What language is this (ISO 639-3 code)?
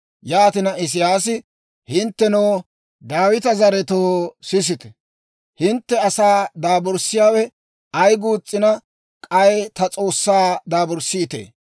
dwr